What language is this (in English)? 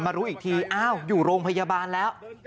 Thai